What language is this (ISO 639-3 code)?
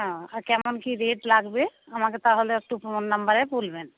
ben